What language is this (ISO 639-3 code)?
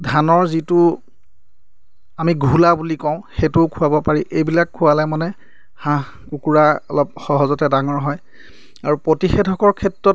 asm